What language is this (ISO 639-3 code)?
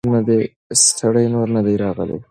pus